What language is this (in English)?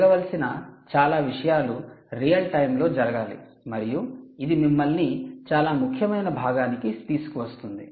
Telugu